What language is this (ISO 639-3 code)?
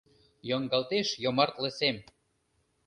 chm